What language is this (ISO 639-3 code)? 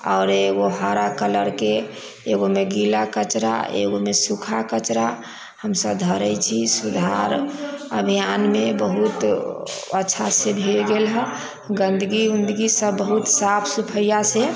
mai